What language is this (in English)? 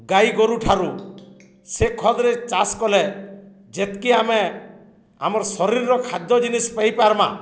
Odia